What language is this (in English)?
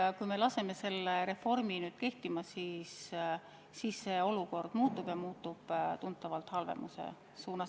Estonian